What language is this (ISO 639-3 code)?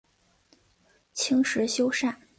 zho